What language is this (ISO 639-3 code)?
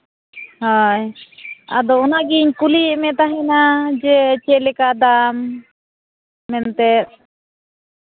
sat